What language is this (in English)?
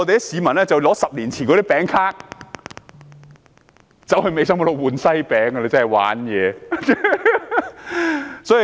Cantonese